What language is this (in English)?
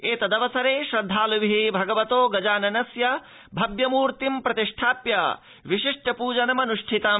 Sanskrit